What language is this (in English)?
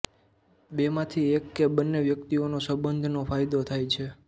Gujarati